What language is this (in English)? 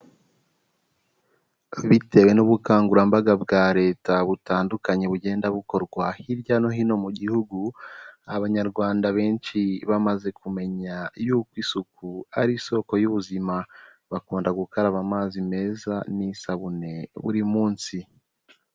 Kinyarwanda